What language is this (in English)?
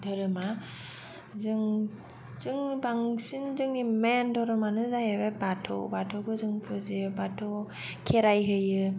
Bodo